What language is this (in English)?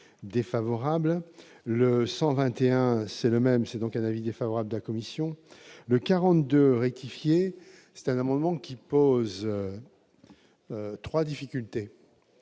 French